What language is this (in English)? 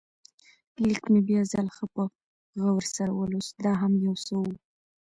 Pashto